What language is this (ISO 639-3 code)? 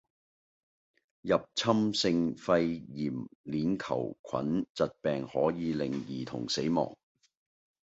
yue